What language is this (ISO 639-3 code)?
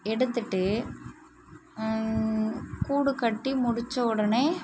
tam